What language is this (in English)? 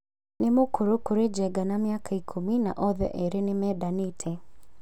Kikuyu